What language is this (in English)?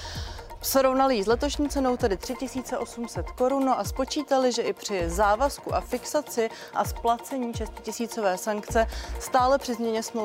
Czech